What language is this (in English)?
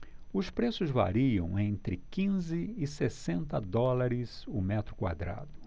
Portuguese